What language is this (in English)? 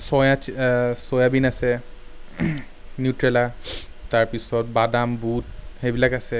Assamese